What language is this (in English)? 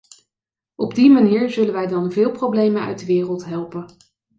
Dutch